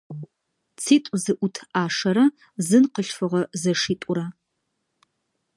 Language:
Adyghe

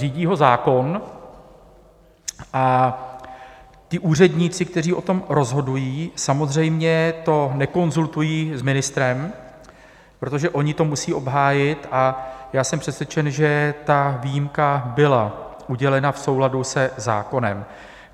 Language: Czech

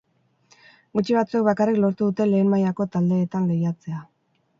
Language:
Basque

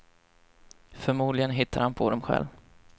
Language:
Swedish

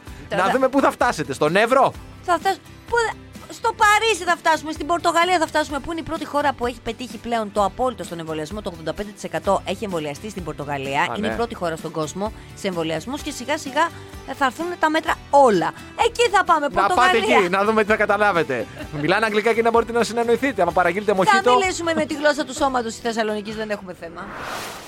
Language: Greek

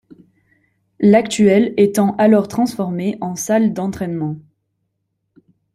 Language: French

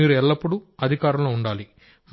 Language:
Telugu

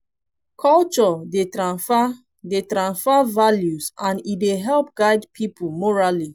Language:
Nigerian Pidgin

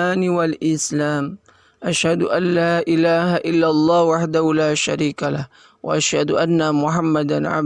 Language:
Indonesian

